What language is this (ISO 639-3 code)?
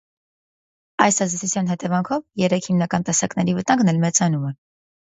hye